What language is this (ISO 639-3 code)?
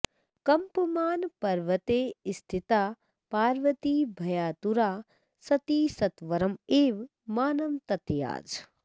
san